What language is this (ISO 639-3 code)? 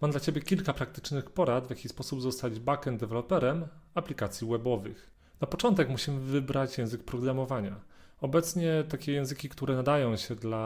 pol